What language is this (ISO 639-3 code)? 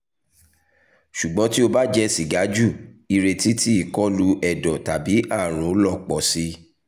yor